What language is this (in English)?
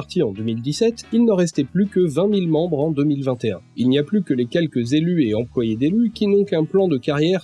French